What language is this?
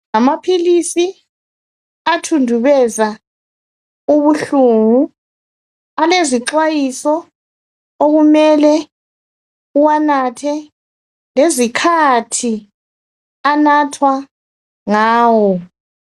North Ndebele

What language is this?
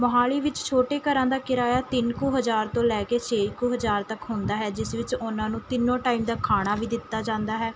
Punjabi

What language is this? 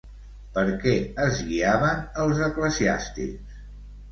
Catalan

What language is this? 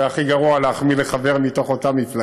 Hebrew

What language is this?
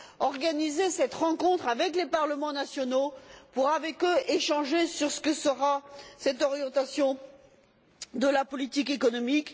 French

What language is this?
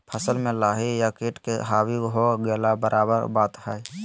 Magahi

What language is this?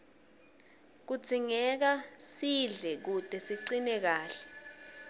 Swati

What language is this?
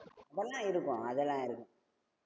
Tamil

